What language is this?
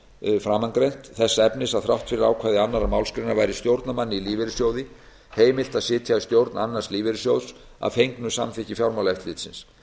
Icelandic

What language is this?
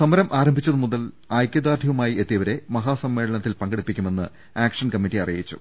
Malayalam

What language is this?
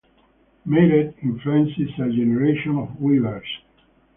English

